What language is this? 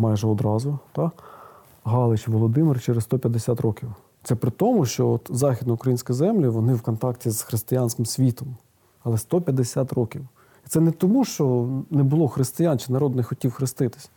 Ukrainian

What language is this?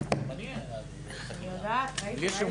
Hebrew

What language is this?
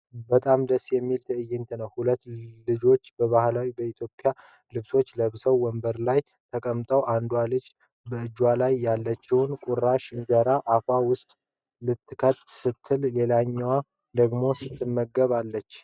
Amharic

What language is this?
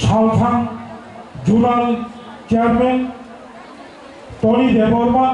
Bangla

